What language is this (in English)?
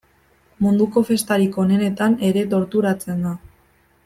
Basque